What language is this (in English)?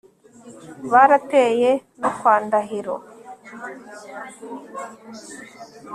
Kinyarwanda